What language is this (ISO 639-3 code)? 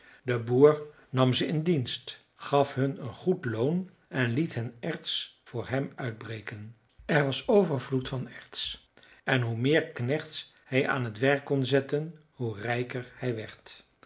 nld